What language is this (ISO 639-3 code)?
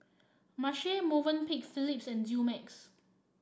eng